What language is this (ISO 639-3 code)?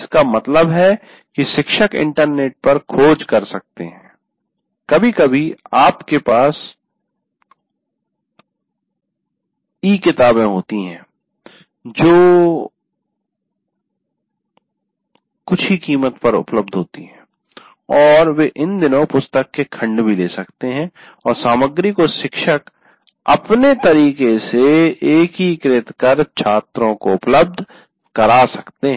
hin